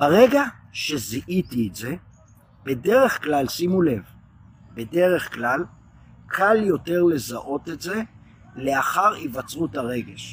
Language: Hebrew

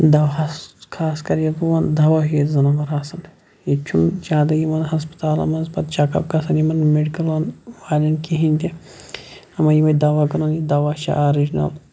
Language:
Kashmiri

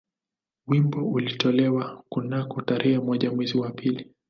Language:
Swahili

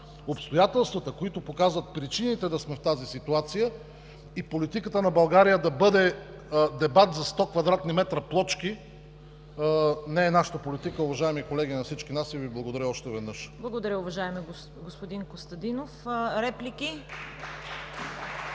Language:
Bulgarian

